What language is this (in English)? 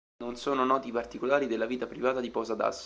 Italian